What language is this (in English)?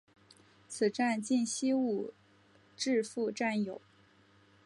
Chinese